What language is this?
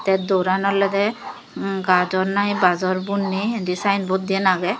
Chakma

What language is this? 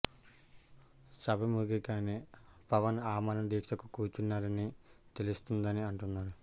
Telugu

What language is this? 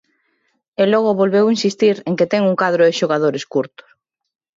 Galician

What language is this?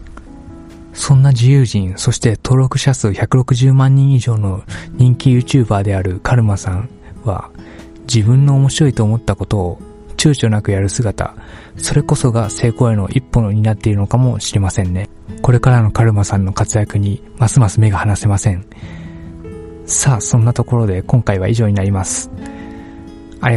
Japanese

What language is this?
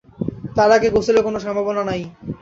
Bangla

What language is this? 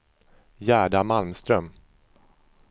Swedish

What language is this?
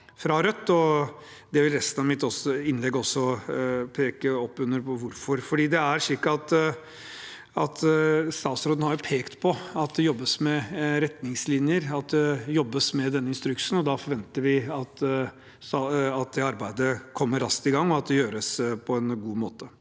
Norwegian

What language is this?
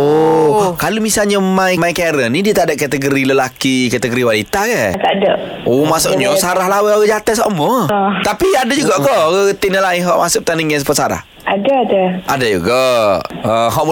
Malay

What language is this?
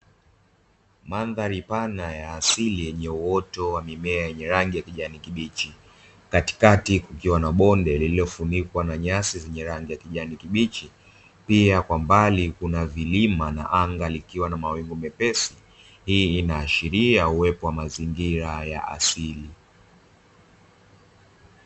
Swahili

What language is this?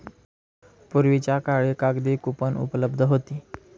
Marathi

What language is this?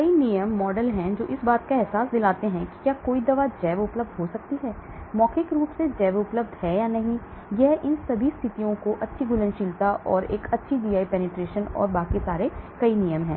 Hindi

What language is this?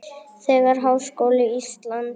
Icelandic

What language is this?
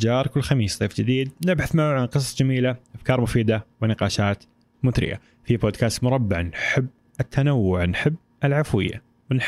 Arabic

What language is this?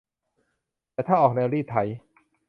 Thai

